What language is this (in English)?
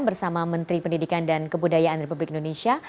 Indonesian